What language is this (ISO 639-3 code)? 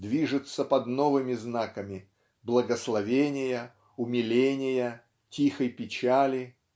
rus